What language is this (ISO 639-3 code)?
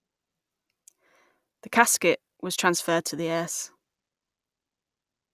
eng